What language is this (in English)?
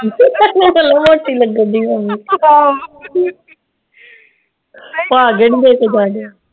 Punjabi